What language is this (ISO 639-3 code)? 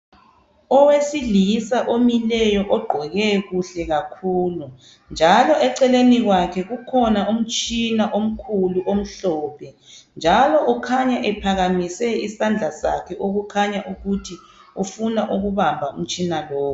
nde